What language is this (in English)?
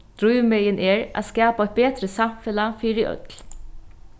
Faroese